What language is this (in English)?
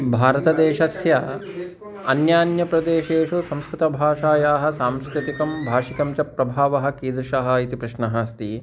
Sanskrit